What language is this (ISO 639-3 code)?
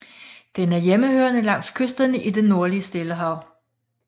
dan